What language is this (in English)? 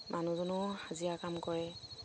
Assamese